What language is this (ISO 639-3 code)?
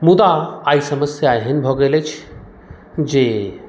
mai